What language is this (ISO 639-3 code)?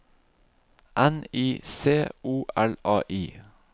nor